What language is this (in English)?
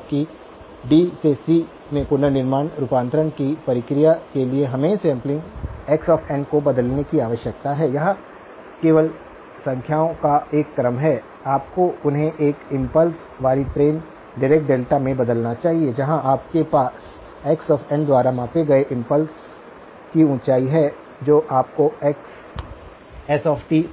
Hindi